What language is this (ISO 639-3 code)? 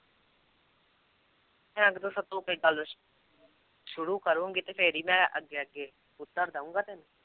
pan